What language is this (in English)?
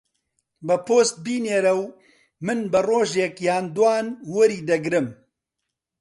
Central Kurdish